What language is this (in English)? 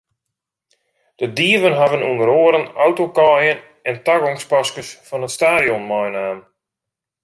Western Frisian